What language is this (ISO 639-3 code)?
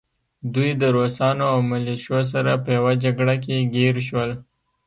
pus